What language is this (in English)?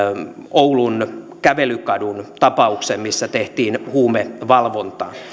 Finnish